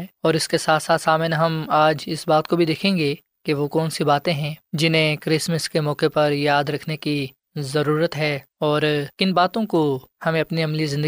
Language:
Urdu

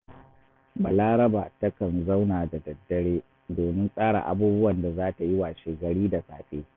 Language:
Hausa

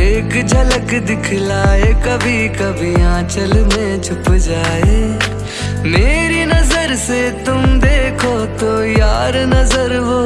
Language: Hindi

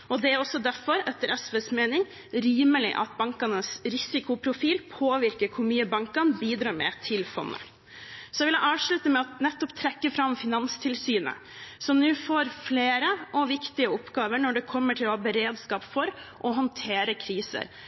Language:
Norwegian Bokmål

